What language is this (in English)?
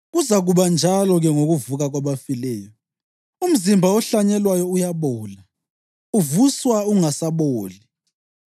North Ndebele